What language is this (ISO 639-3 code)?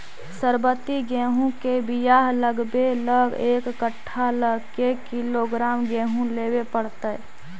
mag